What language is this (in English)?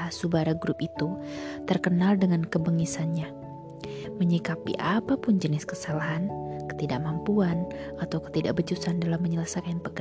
Indonesian